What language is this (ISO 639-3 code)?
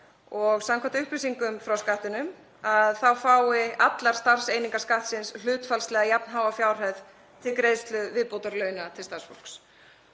isl